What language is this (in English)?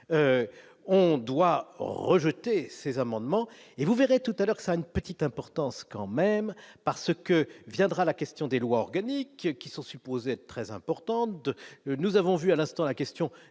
French